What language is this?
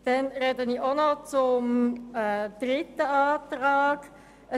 Swiss German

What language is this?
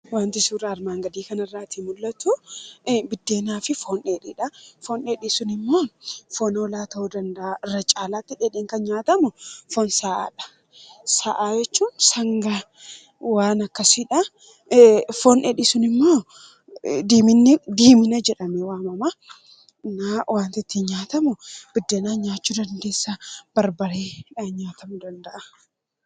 Oromo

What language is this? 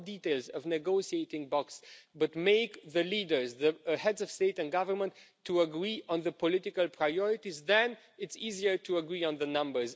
English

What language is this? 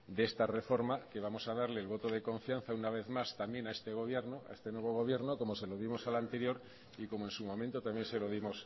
Spanish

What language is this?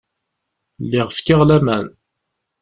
Kabyle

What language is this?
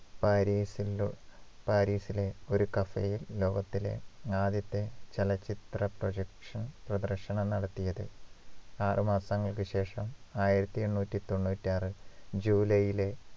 Malayalam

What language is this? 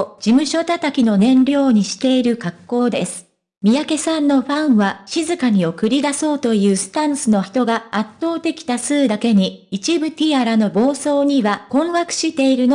Japanese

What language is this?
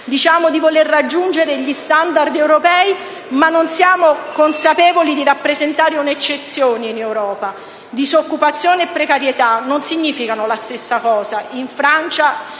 Italian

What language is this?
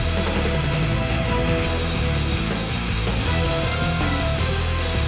Indonesian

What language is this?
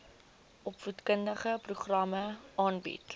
Afrikaans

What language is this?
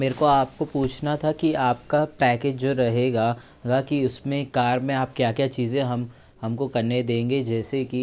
Hindi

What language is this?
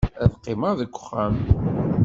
Kabyle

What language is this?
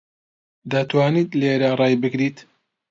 Central Kurdish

